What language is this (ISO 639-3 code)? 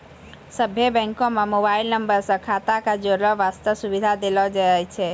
mai